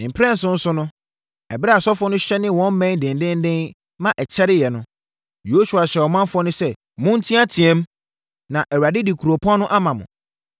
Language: Akan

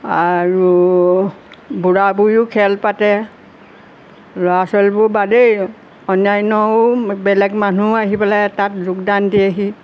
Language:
Assamese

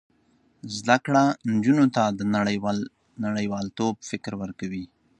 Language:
Pashto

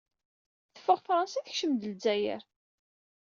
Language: Kabyle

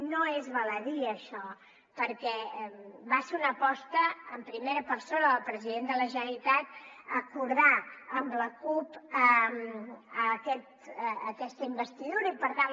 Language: Catalan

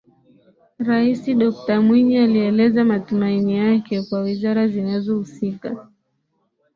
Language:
Swahili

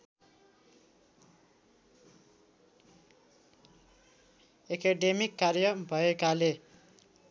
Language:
Nepali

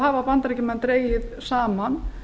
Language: Icelandic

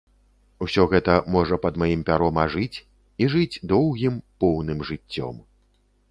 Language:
Belarusian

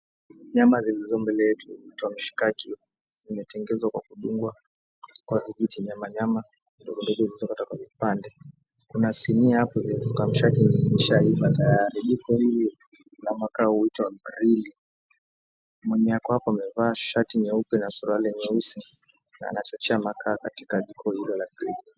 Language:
Swahili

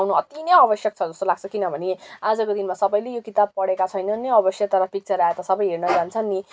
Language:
Nepali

